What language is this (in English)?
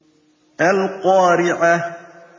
Arabic